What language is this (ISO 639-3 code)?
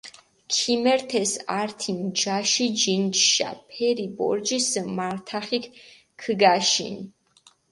xmf